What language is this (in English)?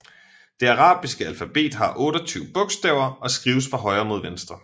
Danish